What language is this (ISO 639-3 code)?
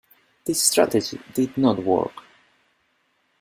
eng